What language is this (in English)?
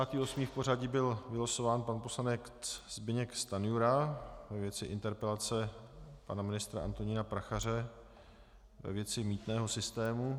Czech